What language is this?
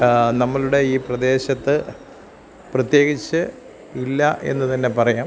Malayalam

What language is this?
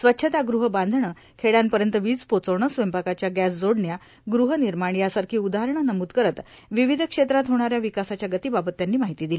Marathi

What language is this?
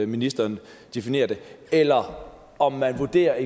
Danish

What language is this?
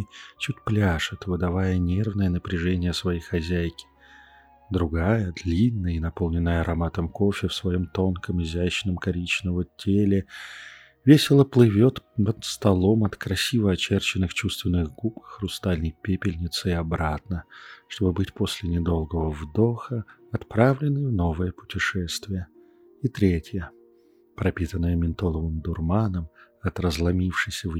Russian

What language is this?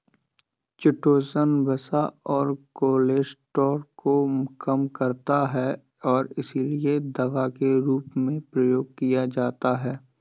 Hindi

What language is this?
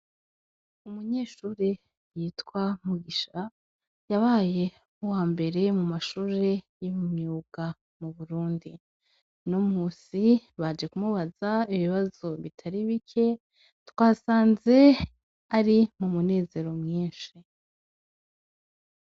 Rundi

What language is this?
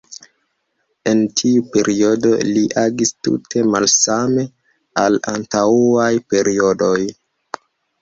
Esperanto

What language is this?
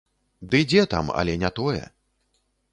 Belarusian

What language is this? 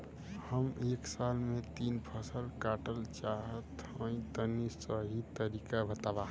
Bhojpuri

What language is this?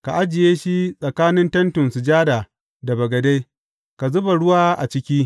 Hausa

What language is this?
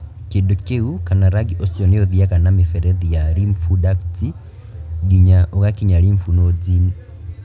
Kikuyu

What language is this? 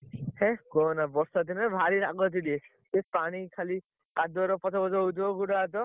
Odia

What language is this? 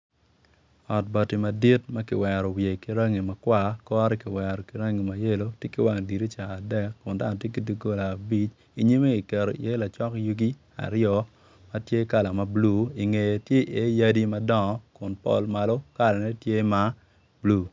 Acoli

